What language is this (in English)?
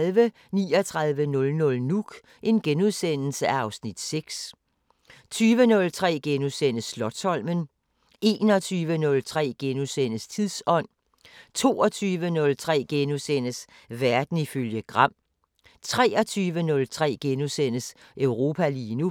Danish